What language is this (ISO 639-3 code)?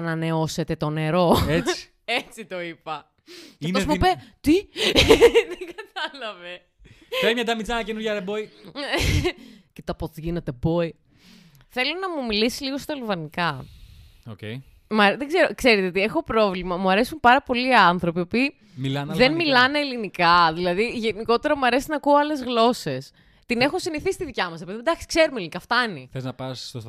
ell